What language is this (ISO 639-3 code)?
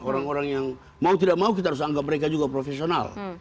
ind